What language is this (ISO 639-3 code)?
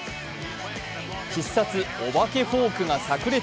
jpn